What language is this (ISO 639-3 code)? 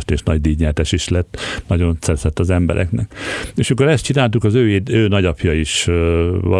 hun